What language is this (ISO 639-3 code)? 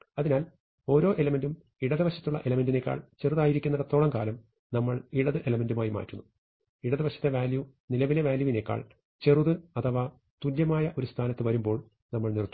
mal